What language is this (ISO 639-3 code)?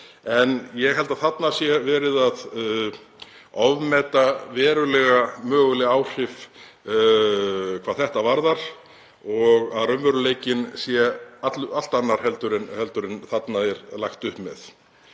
isl